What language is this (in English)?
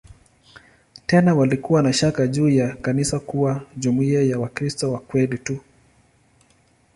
Swahili